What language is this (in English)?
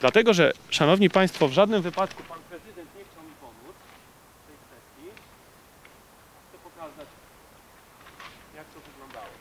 Polish